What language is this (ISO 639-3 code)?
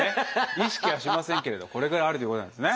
jpn